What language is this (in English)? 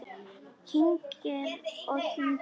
Icelandic